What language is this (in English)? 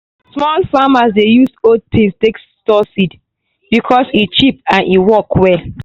Nigerian Pidgin